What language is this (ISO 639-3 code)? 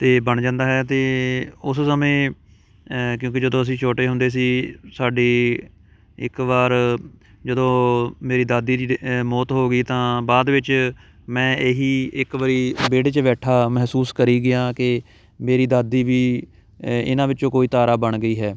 pan